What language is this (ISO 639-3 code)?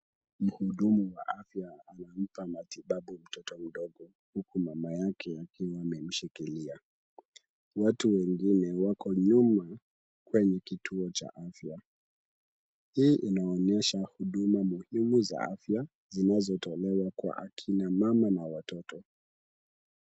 swa